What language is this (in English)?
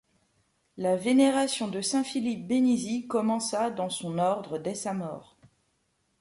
French